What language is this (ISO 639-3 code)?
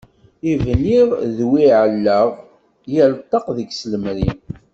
kab